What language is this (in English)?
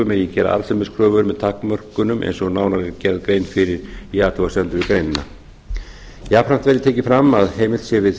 Icelandic